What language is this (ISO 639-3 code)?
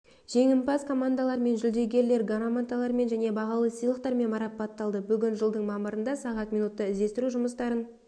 kaz